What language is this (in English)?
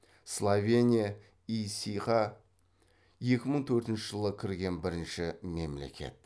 Kazakh